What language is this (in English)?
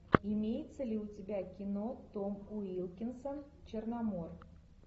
Russian